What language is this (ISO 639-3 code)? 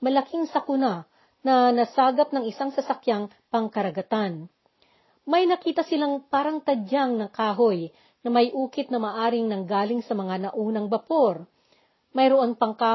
fil